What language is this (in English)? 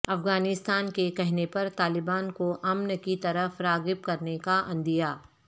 Urdu